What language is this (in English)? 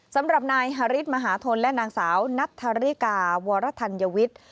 Thai